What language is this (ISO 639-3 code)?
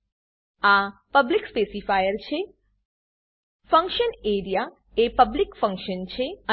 guj